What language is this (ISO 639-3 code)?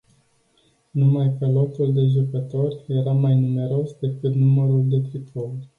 ron